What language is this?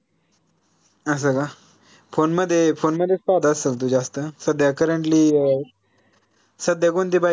Marathi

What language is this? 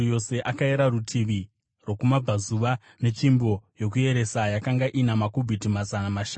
Shona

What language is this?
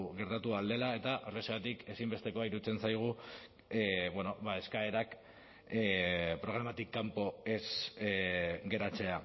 Basque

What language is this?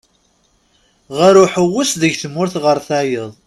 Kabyle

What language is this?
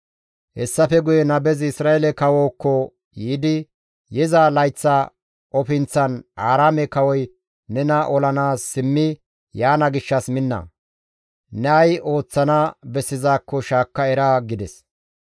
Gamo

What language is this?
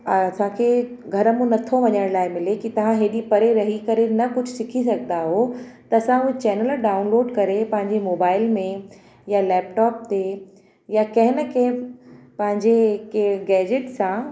Sindhi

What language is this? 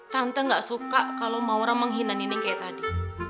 Indonesian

